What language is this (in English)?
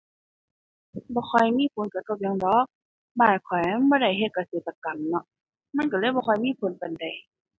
Thai